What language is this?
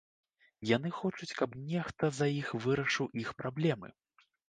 Belarusian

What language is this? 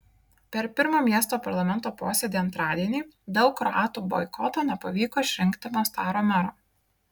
Lithuanian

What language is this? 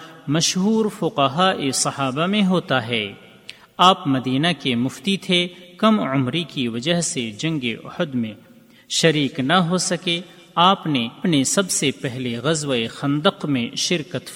Urdu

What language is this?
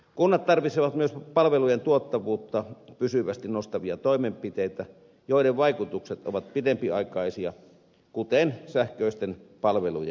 Finnish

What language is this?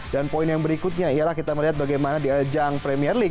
Indonesian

